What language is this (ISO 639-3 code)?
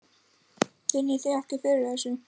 isl